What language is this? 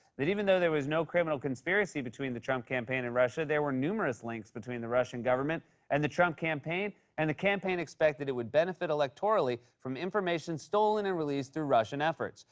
English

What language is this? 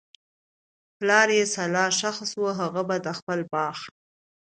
Pashto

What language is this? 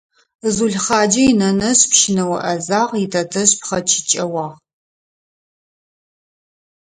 Adyghe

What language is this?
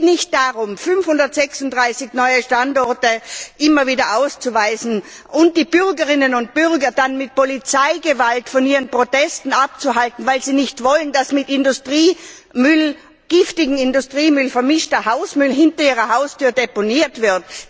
German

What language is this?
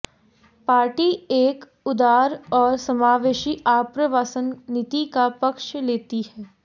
Hindi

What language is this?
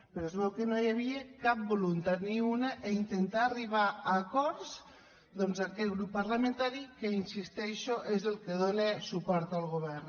Catalan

